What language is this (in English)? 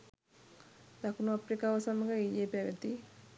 Sinhala